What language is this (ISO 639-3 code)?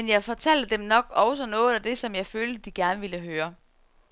dan